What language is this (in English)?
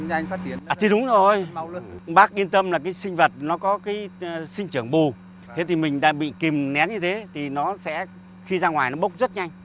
Vietnamese